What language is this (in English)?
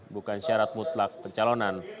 Indonesian